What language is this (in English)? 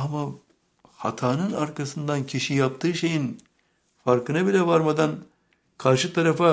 Turkish